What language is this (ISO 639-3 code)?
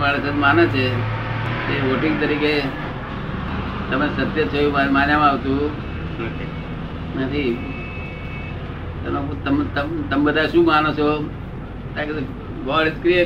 guj